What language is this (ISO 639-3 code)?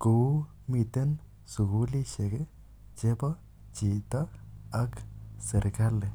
kln